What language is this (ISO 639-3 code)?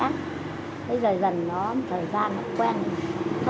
vie